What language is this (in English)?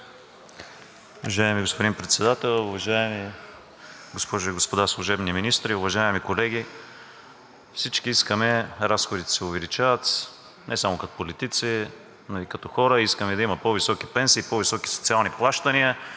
Bulgarian